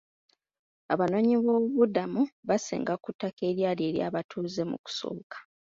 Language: Ganda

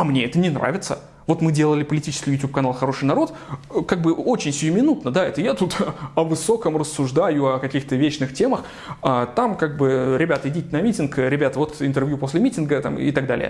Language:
Russian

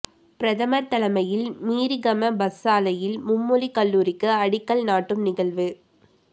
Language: Tamil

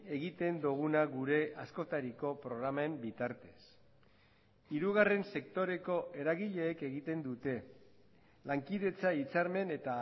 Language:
Basque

